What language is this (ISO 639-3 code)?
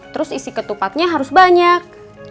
ind